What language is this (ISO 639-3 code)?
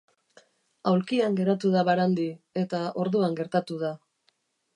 eus